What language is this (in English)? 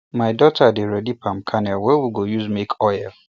Nigerian Pidgin